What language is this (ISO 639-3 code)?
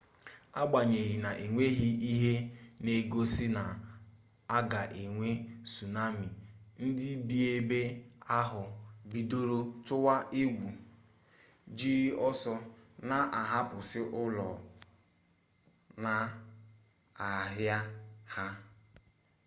ibo